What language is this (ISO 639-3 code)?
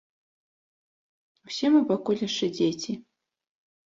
bel